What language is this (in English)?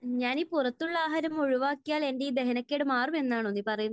Malayalam